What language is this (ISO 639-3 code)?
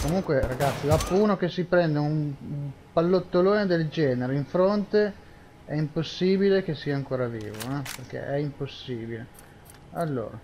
ita